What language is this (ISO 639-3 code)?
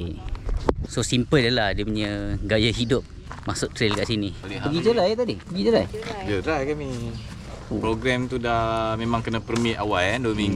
msa